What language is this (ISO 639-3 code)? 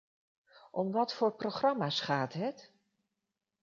nld